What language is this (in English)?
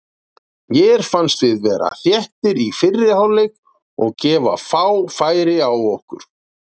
Icelandic